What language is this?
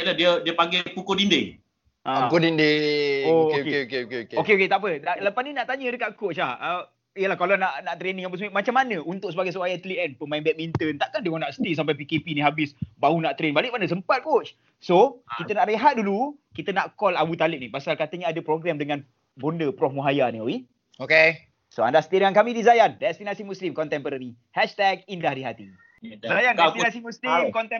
Malay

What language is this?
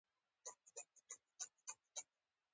Pashto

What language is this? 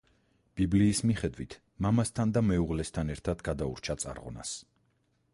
Georgian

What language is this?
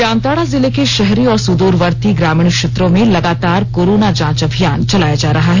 Hindi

